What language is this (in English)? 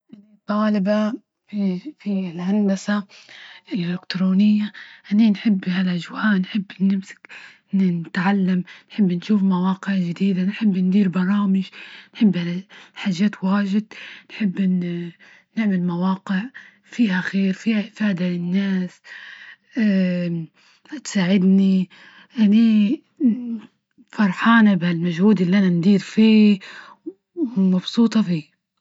Libyan Arabic